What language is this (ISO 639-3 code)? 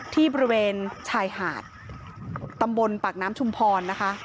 tha